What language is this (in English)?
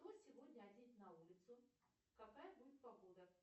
Russian